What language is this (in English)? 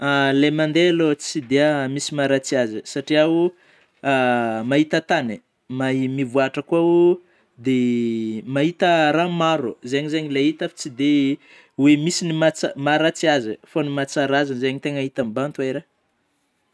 Northern Betsimisaraka Malagasy